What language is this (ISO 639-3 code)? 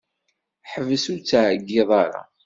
kab